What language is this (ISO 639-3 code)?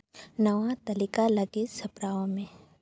sat